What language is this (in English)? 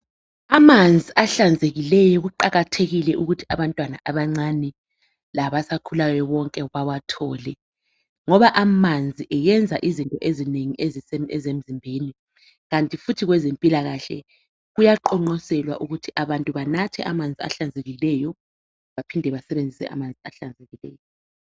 North Ndebele